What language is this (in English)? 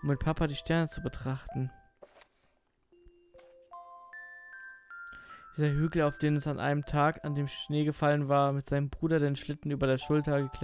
German